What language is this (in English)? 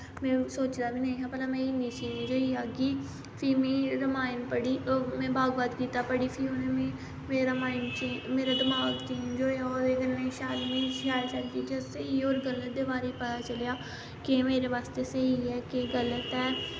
Dogri